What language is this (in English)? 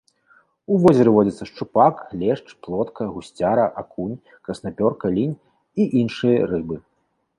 Belarusian